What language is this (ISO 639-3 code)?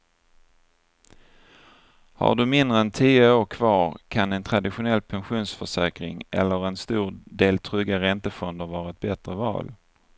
swe